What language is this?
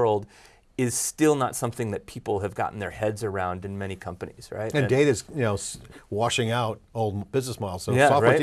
English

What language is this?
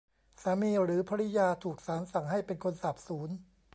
Thai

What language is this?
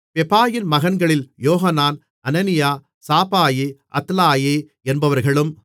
Tamil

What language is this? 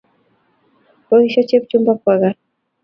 Kalenjin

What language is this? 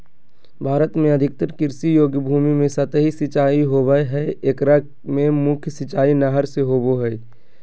Magahi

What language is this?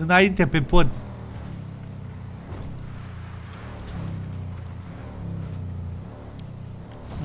Romanian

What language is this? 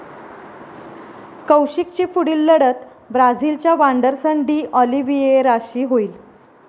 Marathi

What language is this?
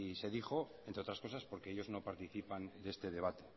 Spanish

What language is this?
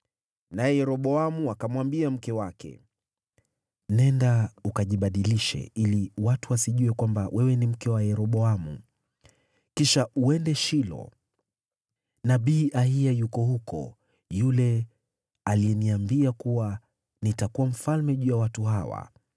Swahili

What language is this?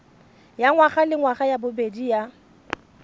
Tswana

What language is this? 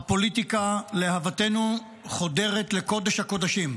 Hebrew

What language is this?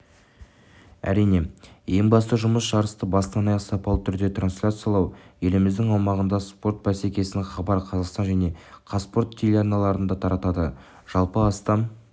Kazakh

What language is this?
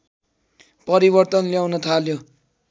Nepali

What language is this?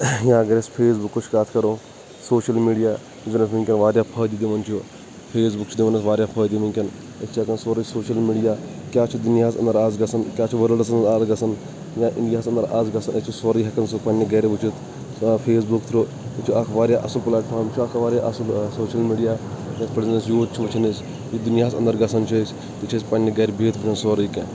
Kashmiri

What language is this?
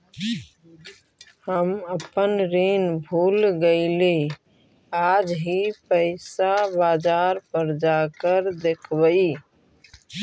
Magahi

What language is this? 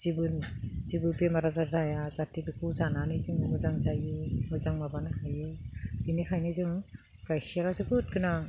Bodo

